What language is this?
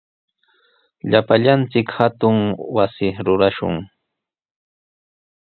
Sihuas Ancash Quechua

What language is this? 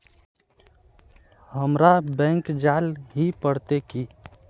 Magahi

